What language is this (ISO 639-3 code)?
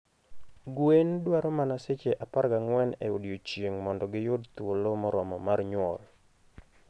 luo